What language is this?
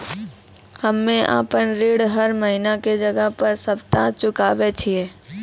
Maithili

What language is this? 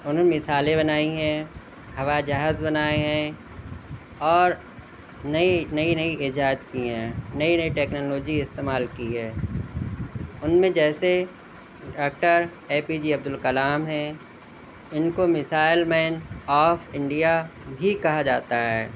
Urdu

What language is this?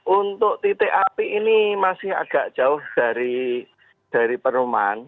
Indonesian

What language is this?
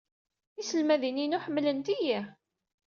Kabyle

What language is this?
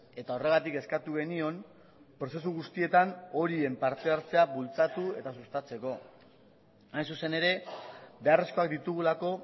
Basque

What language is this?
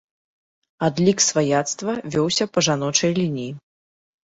Belarusian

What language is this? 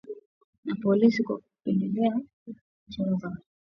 Swahili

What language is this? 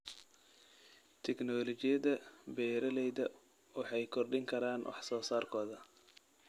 Somali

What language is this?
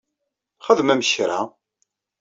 Kabyle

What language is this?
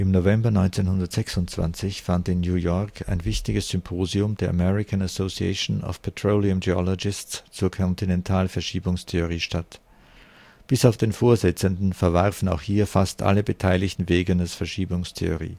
German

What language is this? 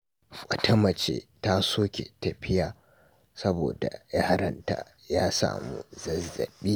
Hausa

